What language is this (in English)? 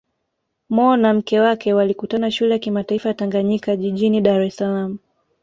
Swahili